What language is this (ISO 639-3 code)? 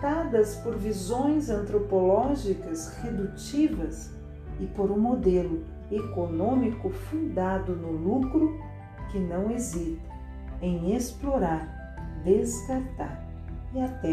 por